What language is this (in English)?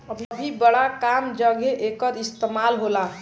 Bhojpuri